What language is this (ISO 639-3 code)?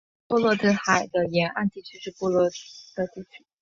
zho